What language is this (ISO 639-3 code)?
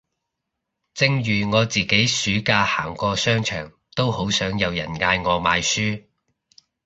yue